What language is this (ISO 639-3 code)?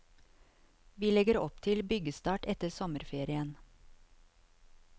nor